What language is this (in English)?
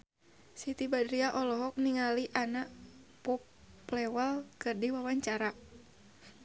Sundanese